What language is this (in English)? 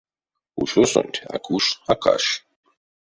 Erzya